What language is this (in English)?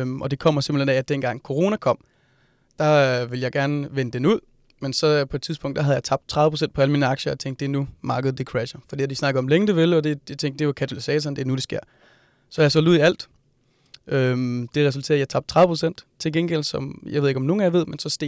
Danish